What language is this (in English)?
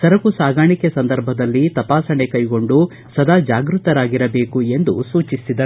Kannada